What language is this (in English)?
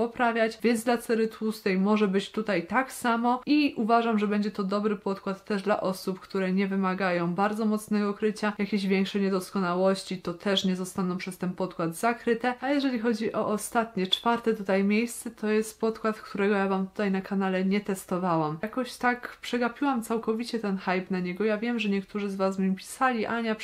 Polish